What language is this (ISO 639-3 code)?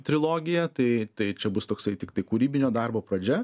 lit